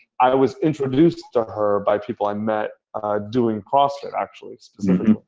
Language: English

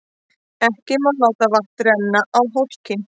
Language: Icelandic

